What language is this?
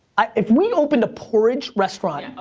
English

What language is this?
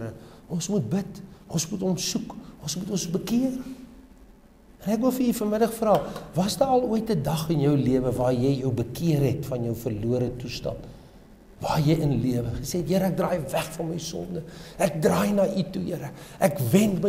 Dutch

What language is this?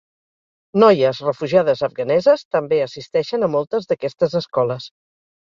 Catalan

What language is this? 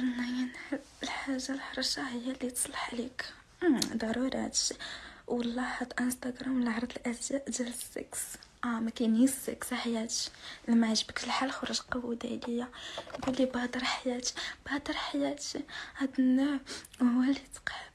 Arabic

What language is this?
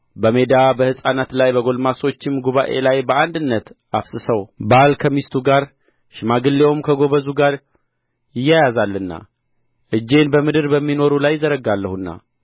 Amharic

